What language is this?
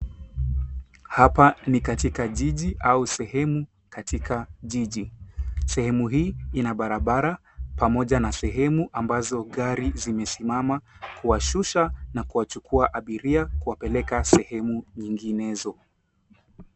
Swahili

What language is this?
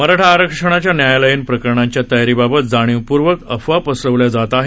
Marathi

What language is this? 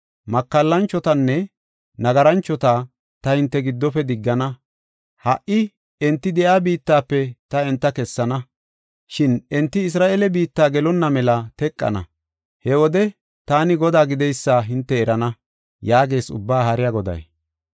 Gofa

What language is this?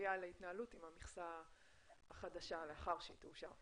Hebrew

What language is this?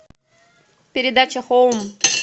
Russian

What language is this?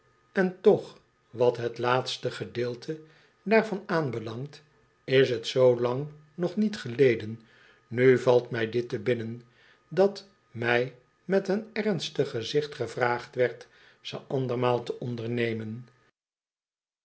Dutch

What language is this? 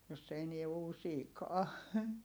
Finnish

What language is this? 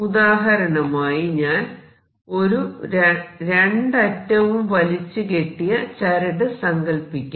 Malayalam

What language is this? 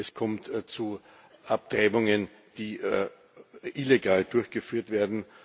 German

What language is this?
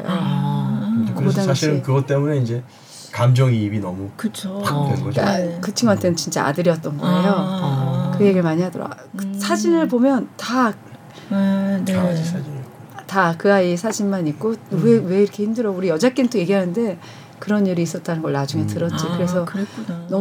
Korean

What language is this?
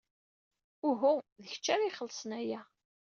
Kabyle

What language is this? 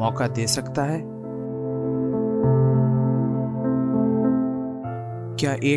Urdu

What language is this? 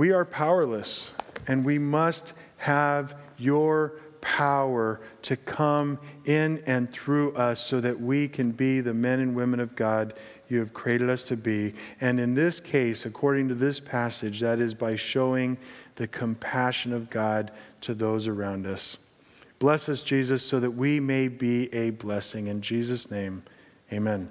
English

